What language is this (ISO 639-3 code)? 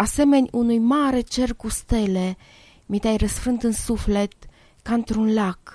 ron